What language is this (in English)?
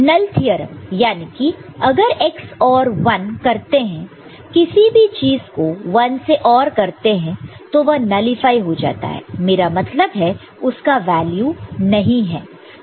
Hindi